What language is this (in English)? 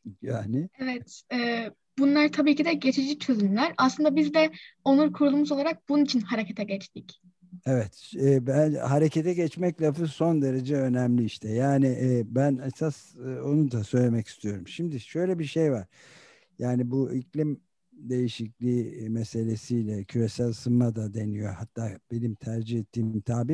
Turkish